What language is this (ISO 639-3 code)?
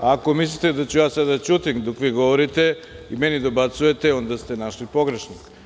srp